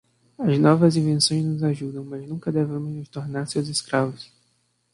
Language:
Portuguese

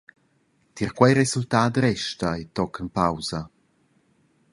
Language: Romansh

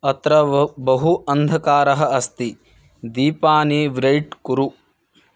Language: Sanskrit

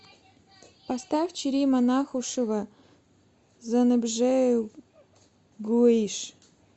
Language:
Russian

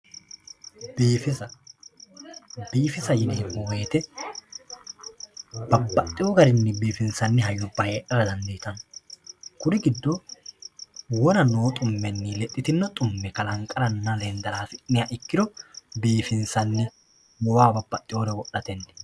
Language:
Sidamo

